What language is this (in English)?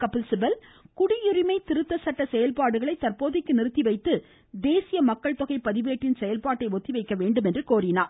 Tamil